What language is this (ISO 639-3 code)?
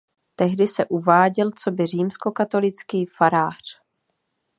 ces